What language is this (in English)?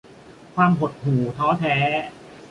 Thai